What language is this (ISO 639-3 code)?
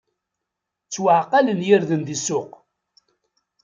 kab